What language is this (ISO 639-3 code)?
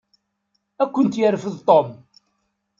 kab